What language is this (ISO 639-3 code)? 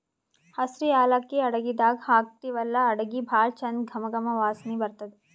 kan